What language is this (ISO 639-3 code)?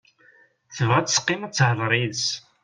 kab